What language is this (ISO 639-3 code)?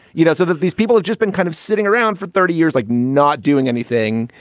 eng